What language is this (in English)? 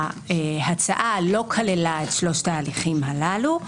Hebrew